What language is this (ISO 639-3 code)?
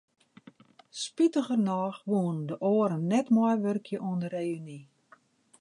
fry